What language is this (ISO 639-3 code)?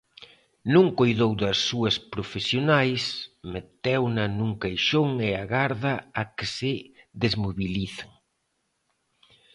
glg